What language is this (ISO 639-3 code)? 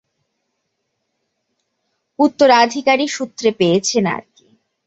ben